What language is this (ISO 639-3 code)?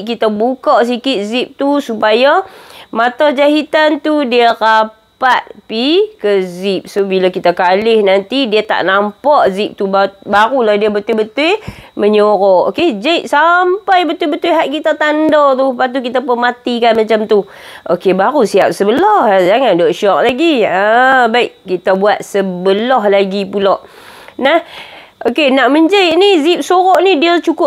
msa